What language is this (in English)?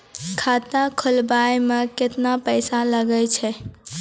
Maithili